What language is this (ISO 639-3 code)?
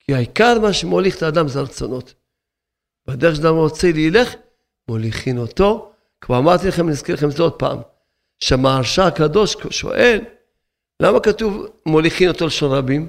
heb